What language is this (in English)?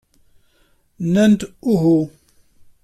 Kabyle